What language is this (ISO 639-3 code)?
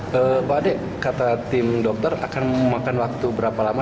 ind